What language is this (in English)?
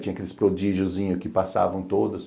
Portuguese